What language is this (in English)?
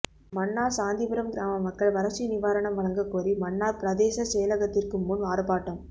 Tamil